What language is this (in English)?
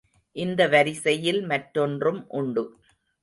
Tamil